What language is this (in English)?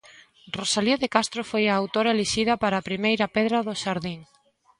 Galician